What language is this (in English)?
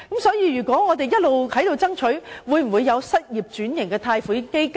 Cantonese